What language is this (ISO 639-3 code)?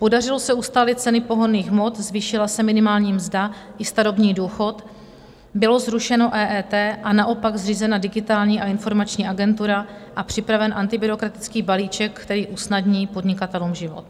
ces